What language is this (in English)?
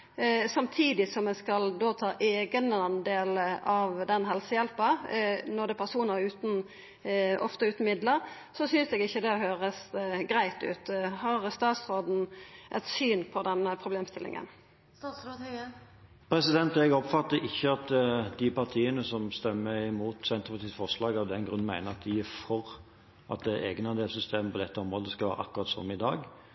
Norwegian